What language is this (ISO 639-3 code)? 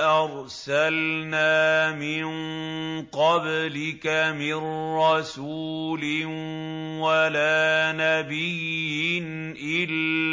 ara